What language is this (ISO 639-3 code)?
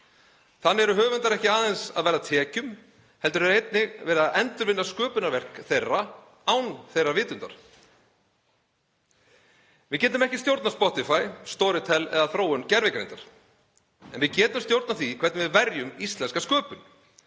isl